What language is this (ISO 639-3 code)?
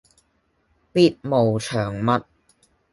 yue